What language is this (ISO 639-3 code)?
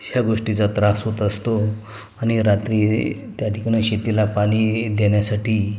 mar